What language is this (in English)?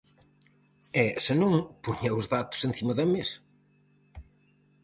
Galician